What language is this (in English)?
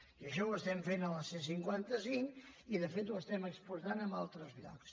Catalan